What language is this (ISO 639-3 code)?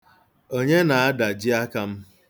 ibo